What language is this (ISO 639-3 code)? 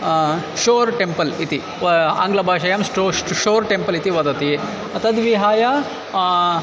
san